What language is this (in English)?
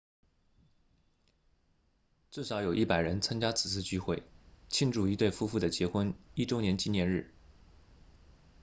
Chinese